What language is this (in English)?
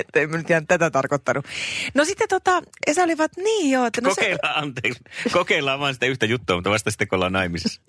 Finnish